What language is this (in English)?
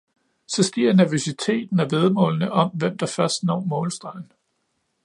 Danish